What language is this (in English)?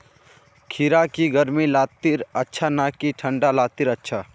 Magahi